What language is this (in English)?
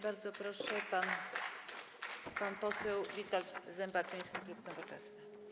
Polish